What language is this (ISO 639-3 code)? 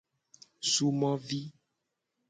gej